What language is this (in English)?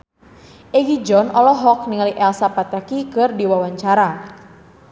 Sundanese